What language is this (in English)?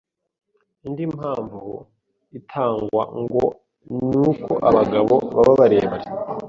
Kinyarwanda